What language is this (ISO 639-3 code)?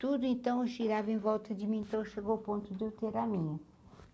por